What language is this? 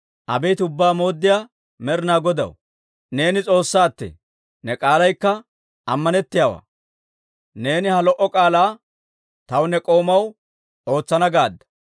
Dawro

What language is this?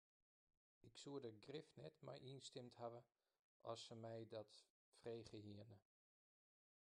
Western Frisian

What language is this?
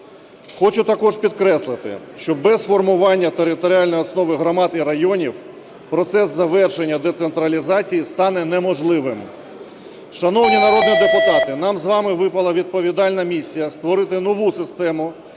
Ukrainian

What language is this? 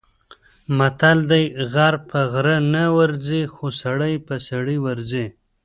Pashto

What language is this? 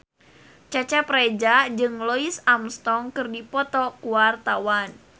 Sundanese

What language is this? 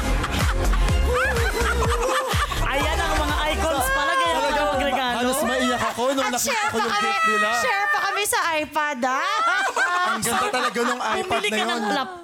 Filipino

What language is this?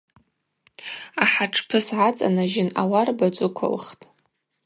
Abaza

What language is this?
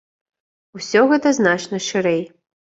Belarusian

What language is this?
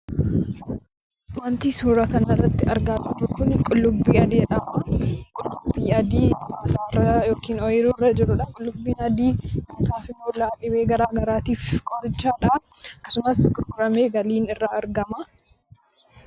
Oromo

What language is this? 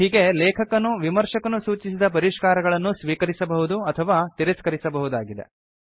Kannada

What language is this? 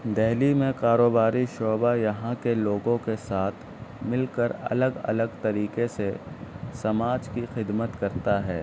Urdu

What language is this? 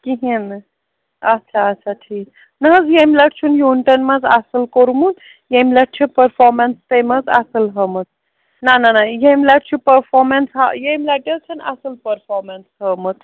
Kashmiri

